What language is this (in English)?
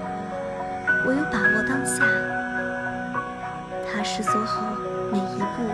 Chinese